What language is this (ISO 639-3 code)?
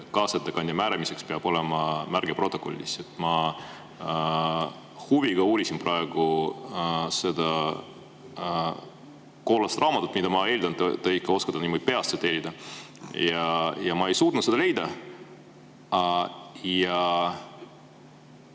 est